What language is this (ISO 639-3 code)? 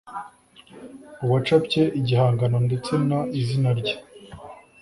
kin